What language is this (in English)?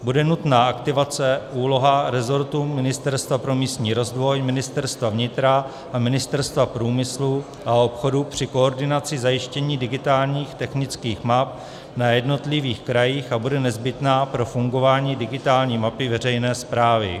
Czech